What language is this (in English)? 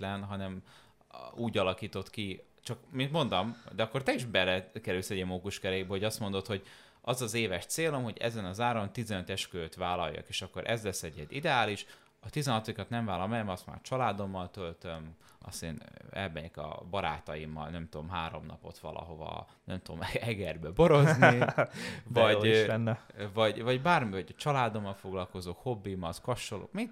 Hungarian